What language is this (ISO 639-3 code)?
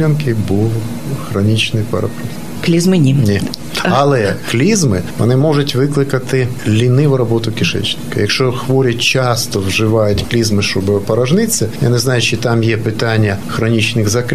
ukr